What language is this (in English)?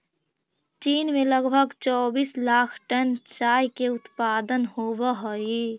Magahi